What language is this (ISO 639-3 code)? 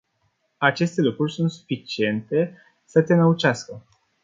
ron